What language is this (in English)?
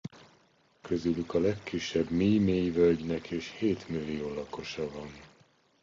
Hungarian